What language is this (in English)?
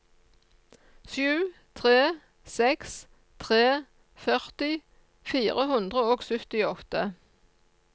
Norwegian